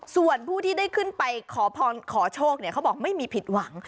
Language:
Thai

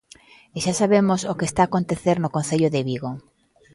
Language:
Galician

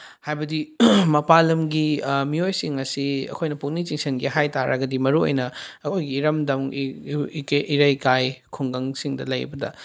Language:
Manipuri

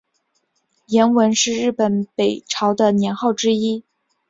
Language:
Chinese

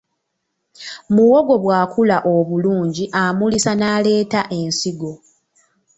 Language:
Ganda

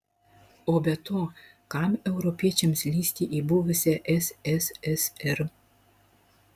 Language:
Lithuanian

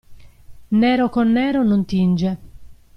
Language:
Italian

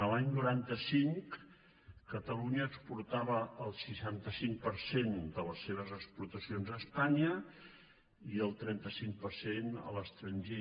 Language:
Catalan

